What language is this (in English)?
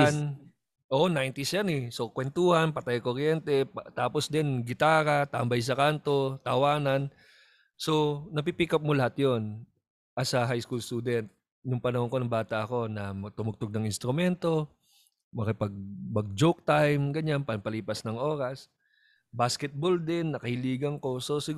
Filipino